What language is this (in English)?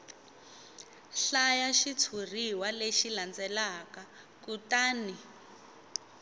Tsonga